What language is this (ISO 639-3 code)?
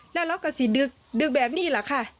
tha